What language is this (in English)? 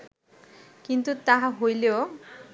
Bangla